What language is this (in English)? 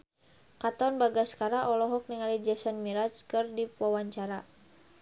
Sundanese